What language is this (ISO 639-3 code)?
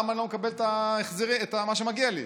heb